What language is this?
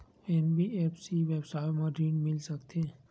Chhattisgarhi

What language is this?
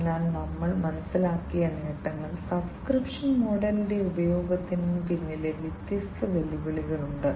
Malayalam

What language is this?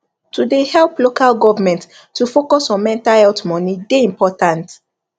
Nigerian Pidgin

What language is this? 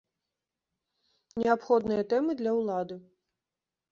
Belarusian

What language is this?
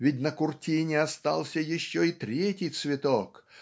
Russian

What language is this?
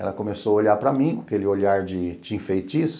Portuguese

